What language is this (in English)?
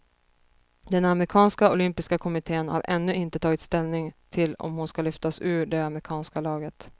Swedish